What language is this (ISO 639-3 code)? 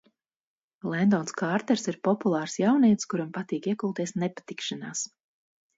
lav